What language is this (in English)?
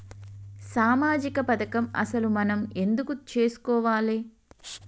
Telugu